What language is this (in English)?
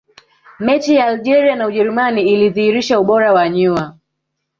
Swahili